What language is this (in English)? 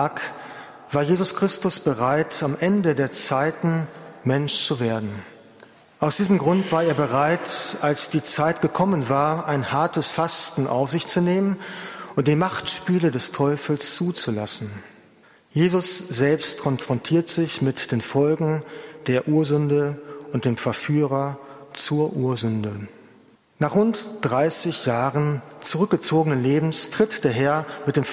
German